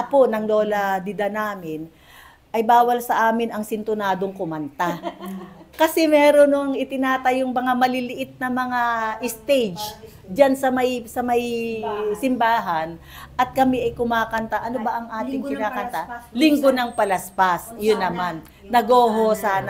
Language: Filipino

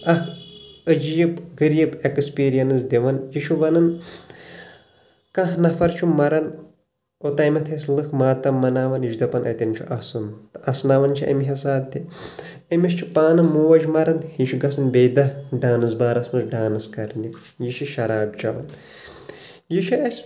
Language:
Kashmiri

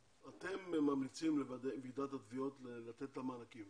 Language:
Hebrew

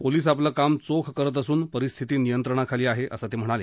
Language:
Marathi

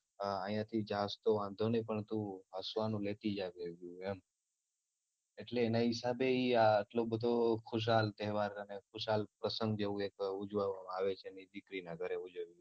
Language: Gujarati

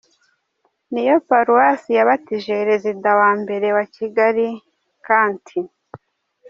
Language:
Kinyarwanda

